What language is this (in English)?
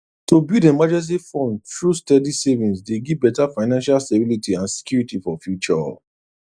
Nigerian Pidgin